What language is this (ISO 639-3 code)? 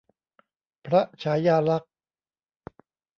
tha